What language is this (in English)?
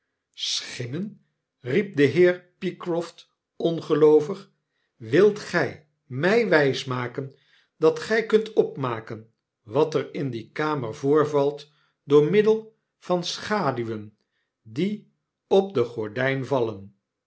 Dutch